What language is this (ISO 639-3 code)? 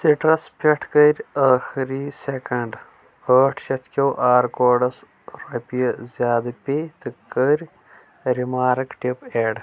kas